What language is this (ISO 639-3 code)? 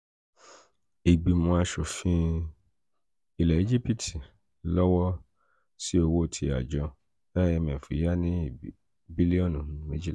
yor